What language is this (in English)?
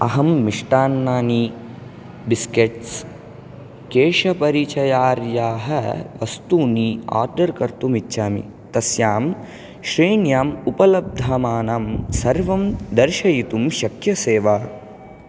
Sanskrit